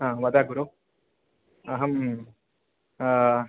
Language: Sanskrit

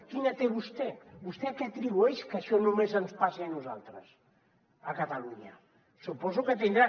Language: Catalan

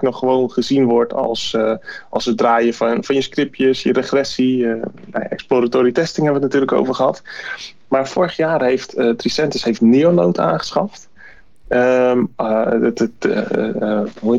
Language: Dutch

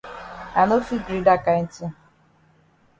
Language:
Cameroon Pidgin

